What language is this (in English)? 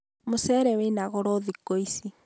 Kikuyu